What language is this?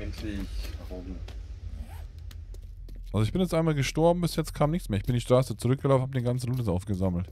German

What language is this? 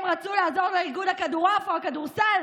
Hebrew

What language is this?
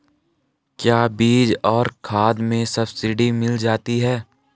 Hindi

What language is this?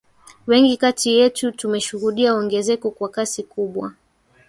Swahili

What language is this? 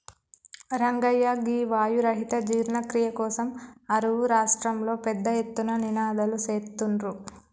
Telugu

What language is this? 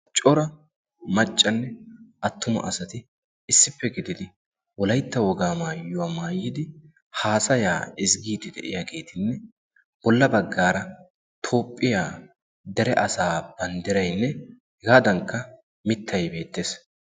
Wolaytta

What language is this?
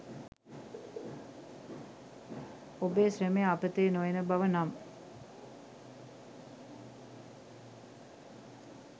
Sinhala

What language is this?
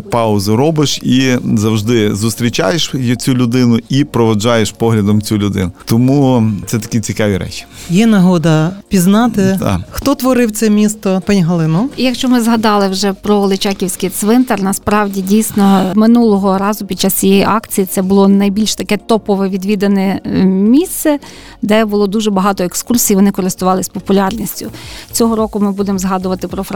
Ukrainian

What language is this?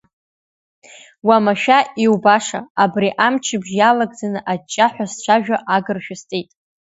Abkhazian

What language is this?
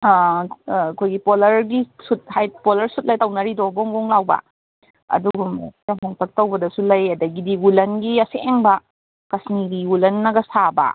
Manipuri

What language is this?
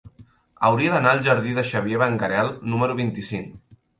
Catalan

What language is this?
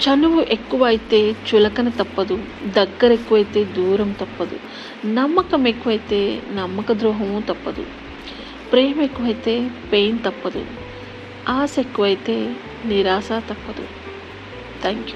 Telugu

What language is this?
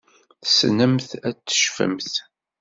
Kabyle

